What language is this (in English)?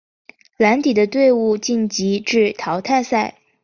Chinese